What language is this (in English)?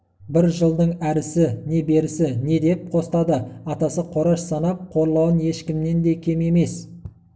Kazakh